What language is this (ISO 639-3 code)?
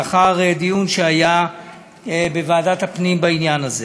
heb